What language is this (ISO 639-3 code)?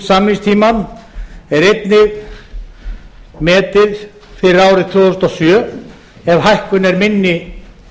isl